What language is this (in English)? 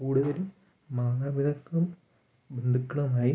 Malayalam